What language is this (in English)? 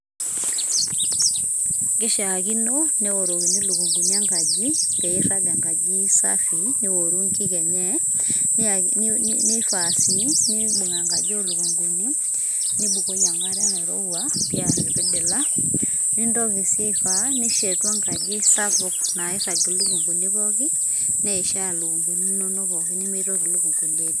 Masai